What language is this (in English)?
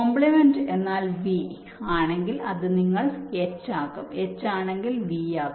Malayalam